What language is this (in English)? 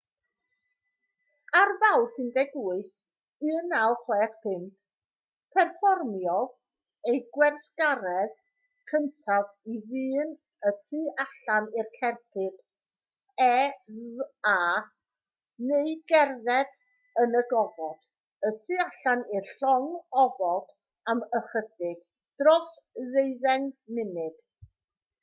Welsh